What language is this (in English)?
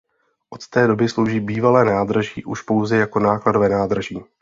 Czech